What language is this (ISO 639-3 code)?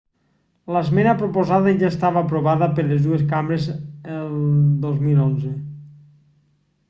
cat